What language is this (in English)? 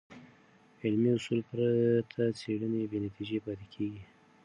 Pashto